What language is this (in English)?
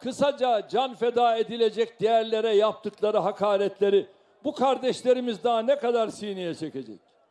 Turkish